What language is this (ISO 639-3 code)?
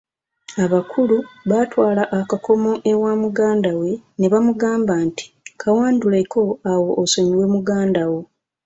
lug